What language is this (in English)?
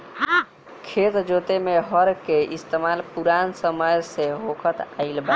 Bhojpuri